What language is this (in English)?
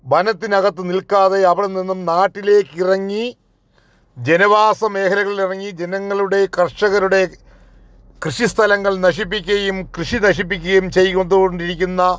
Malayalam